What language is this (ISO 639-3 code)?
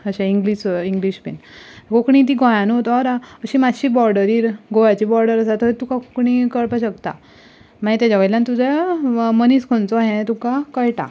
kok